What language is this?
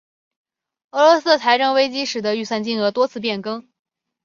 Chinese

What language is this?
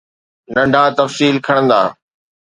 Sindhi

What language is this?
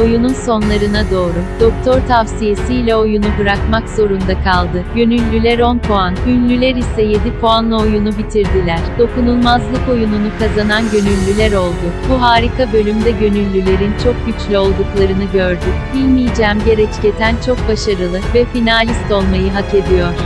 Turkish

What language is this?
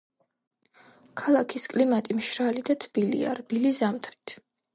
Georgian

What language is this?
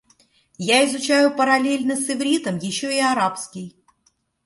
Russian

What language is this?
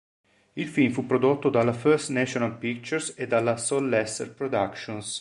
Italian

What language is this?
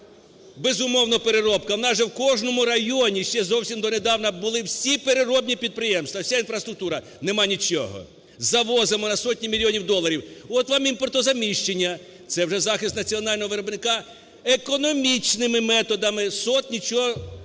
Ukrainian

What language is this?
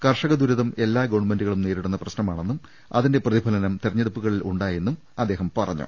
Malayalam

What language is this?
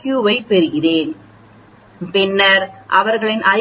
Tamil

